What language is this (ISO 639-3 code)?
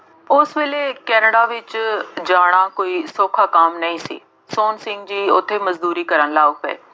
pan